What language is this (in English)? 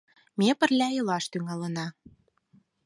Mari